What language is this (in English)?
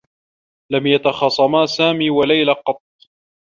Arabic